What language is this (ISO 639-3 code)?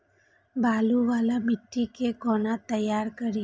mai